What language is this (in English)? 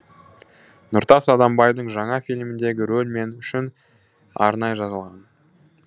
Kazakh